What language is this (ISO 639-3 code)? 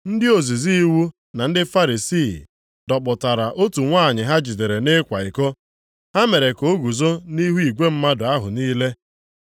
ibo